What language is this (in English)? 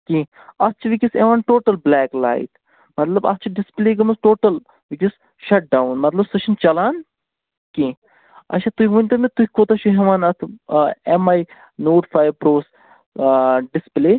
Kashmiri